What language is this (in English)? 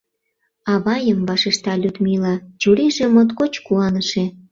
Mari